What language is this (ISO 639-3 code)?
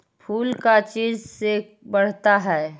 mag